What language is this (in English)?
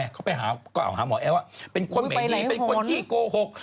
Thai